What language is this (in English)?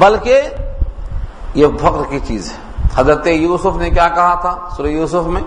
Urdu